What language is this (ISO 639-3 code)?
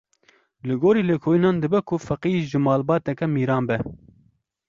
kur